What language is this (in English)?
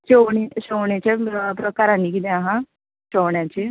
Konkani